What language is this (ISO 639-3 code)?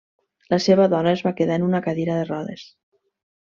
cat